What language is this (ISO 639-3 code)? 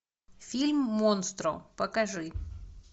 rus